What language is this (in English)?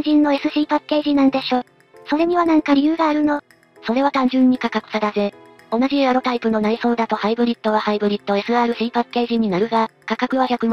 Japanese